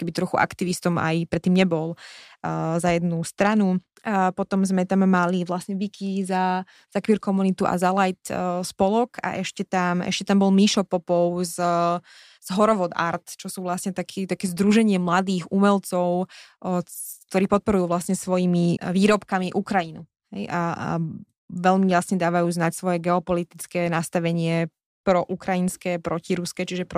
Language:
Slovak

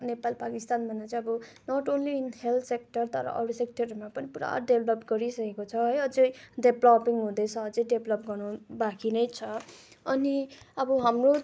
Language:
Nepali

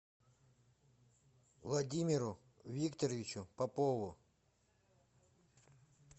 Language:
Russian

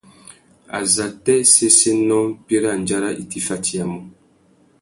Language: Tuki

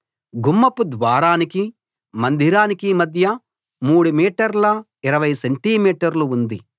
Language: Telugu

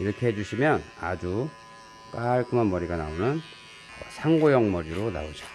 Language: Korean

